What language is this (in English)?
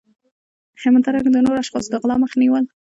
Pashto